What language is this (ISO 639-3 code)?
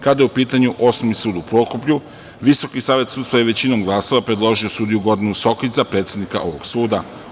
srp